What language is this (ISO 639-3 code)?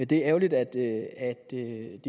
dan